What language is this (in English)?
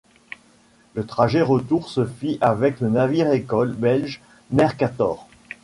French